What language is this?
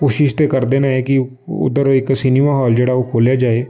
Dogri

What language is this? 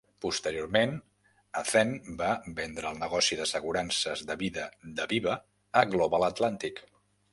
Catalan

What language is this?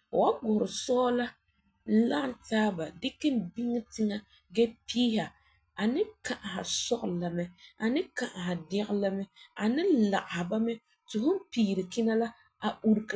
Frafra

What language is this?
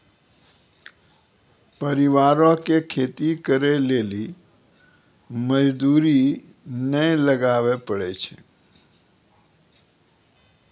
Maithili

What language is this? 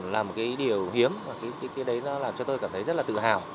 Vietnamese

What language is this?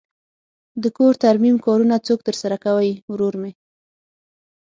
Pashto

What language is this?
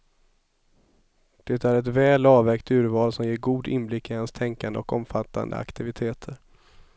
Swedish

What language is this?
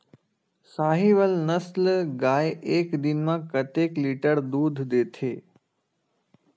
Chhattisgarhi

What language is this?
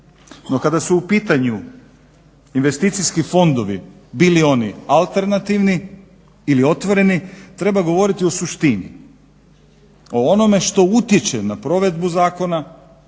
Croatian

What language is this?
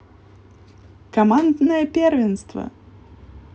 Russian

